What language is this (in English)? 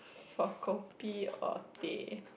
English